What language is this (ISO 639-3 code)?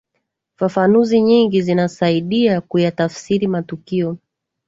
swa